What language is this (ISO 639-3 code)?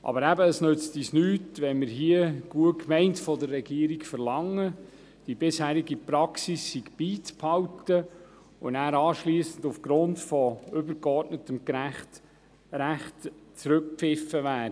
gsw